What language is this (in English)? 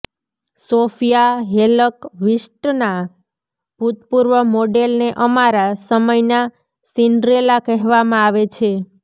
Gujarati